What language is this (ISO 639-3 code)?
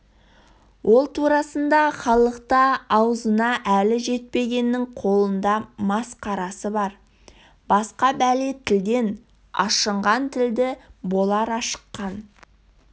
kaz